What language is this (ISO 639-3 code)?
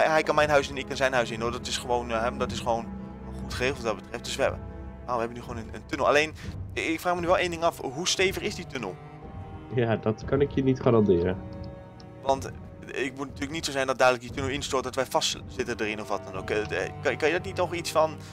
nld